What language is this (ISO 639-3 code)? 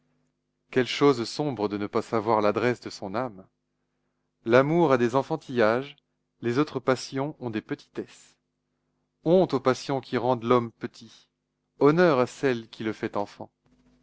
fra